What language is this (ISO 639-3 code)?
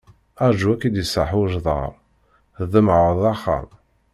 kab